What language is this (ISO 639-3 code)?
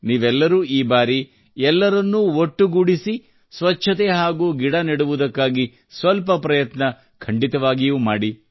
kan